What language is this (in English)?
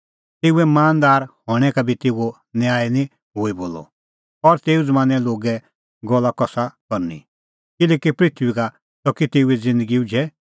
Kullu Pahari